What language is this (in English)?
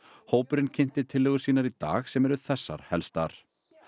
Icelandic